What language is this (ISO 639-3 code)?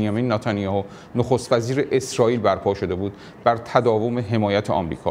fas